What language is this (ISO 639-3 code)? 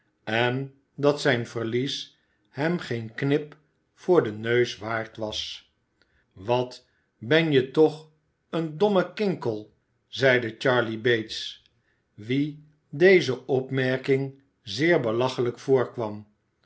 nld